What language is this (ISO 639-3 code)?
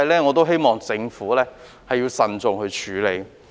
yue